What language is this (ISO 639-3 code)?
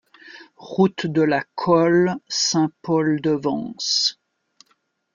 fra